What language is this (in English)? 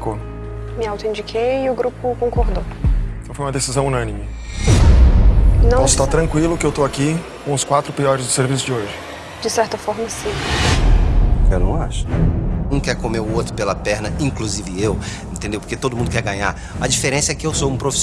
Portuguese